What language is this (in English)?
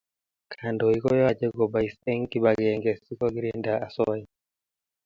Kalenjin